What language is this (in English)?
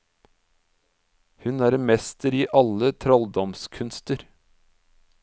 Norwegian